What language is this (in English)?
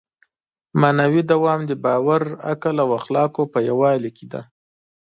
Pashto